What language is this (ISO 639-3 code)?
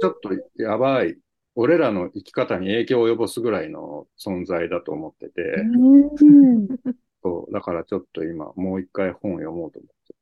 jpn